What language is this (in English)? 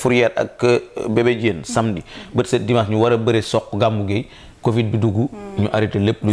French